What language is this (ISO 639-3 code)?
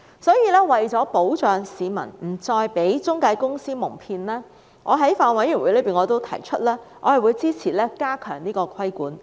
yue